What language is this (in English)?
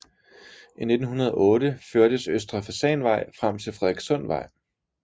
Danish